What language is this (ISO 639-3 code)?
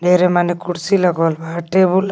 mag